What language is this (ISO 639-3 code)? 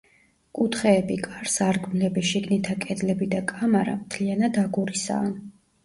kat